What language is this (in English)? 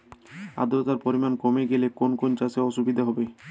Bangla